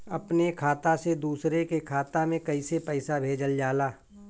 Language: Bhojpuri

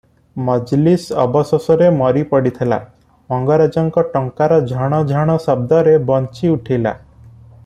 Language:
Odia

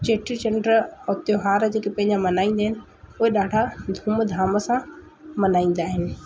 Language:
Sindhi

